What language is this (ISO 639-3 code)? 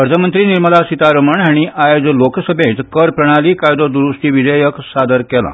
kok